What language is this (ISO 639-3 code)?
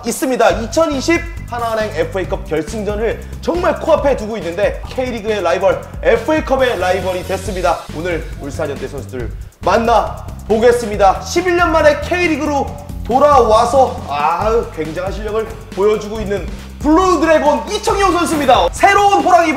kor